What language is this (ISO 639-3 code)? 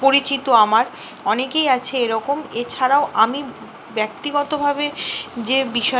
ben